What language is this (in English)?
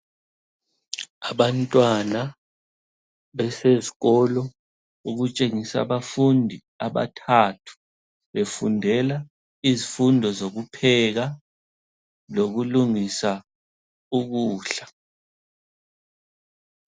North Ndebele